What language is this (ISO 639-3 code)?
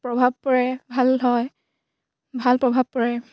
asm